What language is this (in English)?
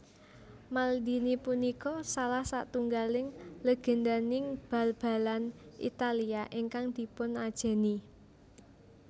Javanese